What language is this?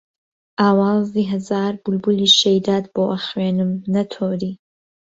Central Kurdish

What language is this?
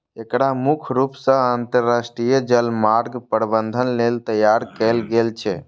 Maithili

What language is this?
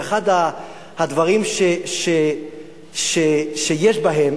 Hebrew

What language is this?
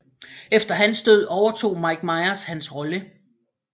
Danish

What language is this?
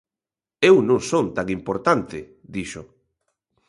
Galician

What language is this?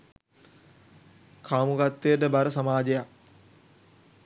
Sinhala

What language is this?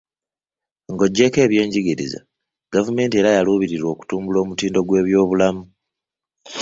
Ganda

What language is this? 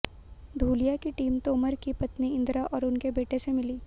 Hindi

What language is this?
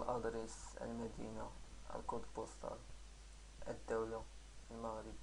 Arabic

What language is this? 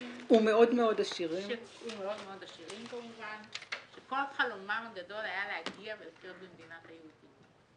Hebrew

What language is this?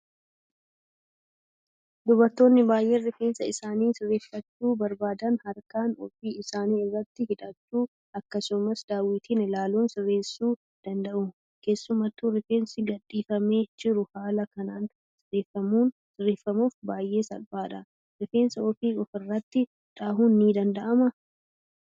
Oromo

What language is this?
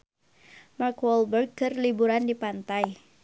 Sundanese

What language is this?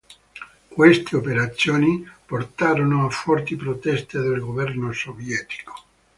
Italian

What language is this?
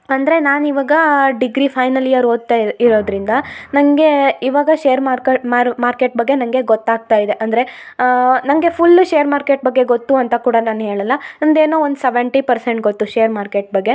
Kannada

